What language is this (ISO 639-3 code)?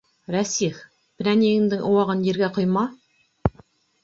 bak